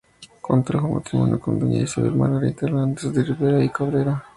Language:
Spanish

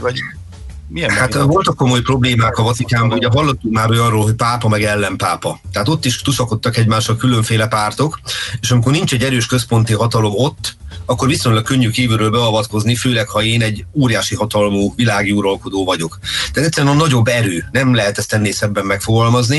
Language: Hungarian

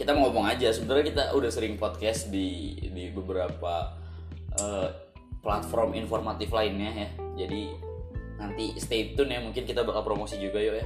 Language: Indonesian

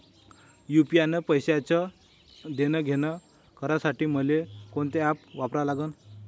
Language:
Marathi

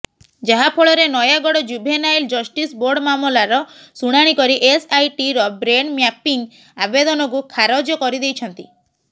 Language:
Odia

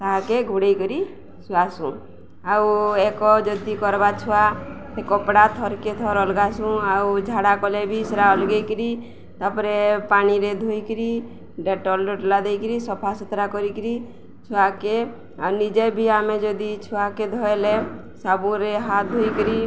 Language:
Odia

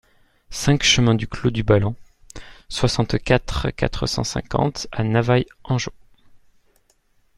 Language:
French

